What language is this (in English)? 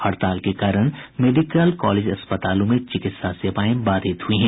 Hindi